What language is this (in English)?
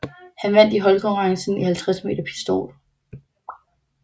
Danish